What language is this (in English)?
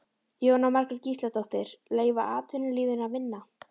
Icelandic